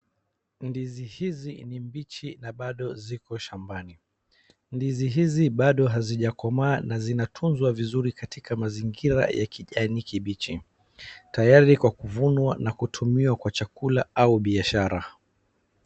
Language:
Swahili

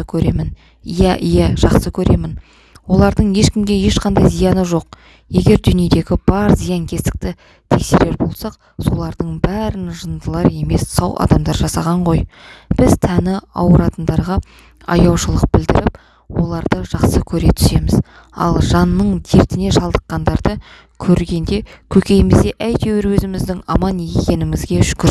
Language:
Kazakh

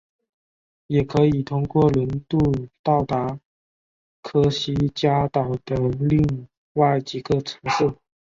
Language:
Chinese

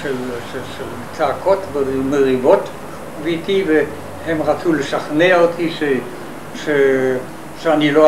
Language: Hebrew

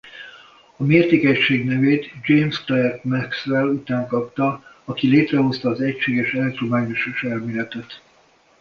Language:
Hungarian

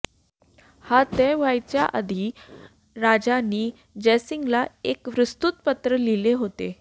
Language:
Marathi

